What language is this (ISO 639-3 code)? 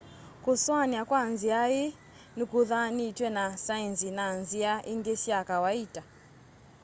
kam